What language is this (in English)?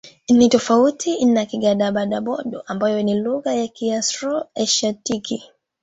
Swahili